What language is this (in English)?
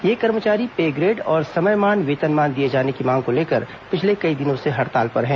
Hindi